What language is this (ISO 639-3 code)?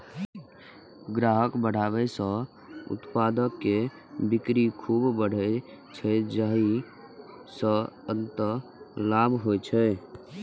mai